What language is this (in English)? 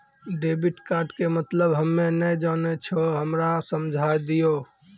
Maithili